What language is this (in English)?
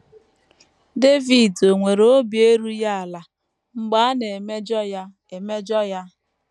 Igbo